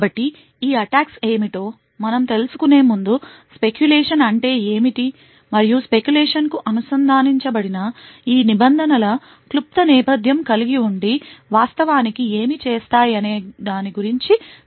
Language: Telugu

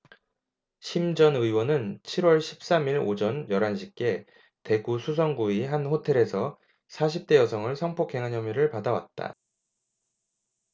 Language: Korean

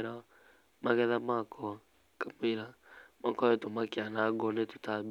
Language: Kikuyu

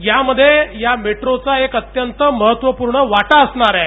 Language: Marathi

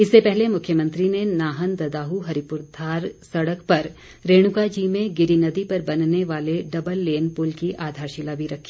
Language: Hindi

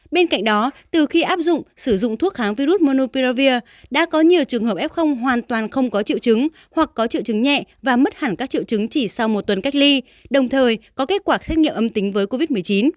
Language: Vietnamese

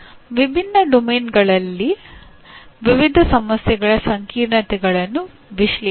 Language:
Kannada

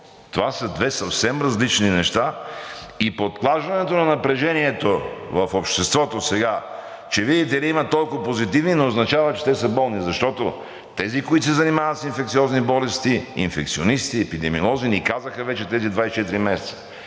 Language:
Bulgarian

